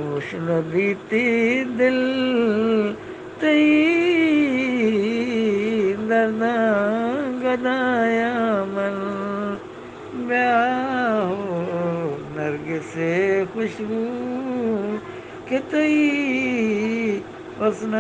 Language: Arabic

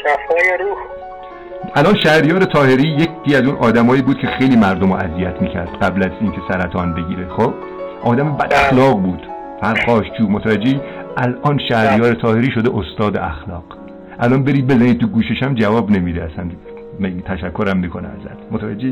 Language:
Persian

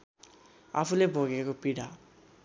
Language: Nepali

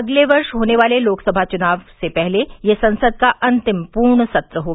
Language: Hindi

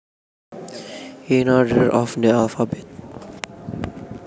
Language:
Javanese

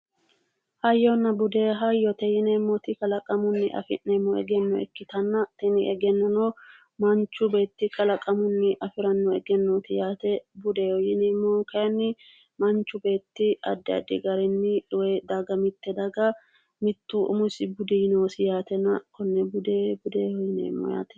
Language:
Sidamo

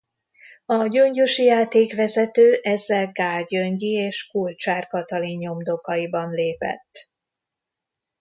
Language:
Hungarian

